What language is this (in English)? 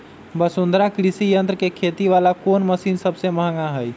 Magahi